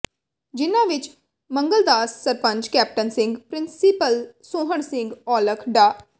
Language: Punjabi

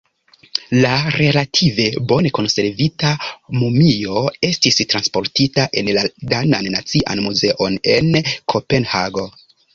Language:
Esperanto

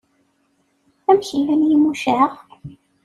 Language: Kabyle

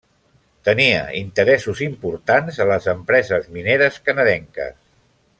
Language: Catalan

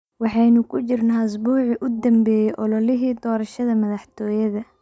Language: Somali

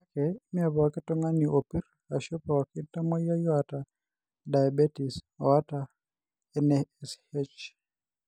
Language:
Masai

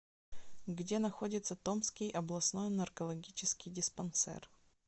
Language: Russian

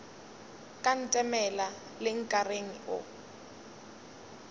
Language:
Northern Sotho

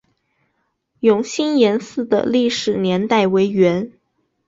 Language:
Chinese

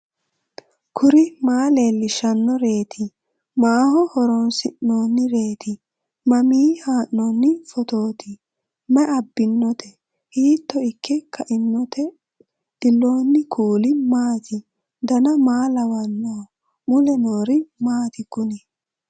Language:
Sidamo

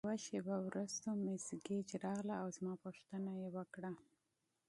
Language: Pashto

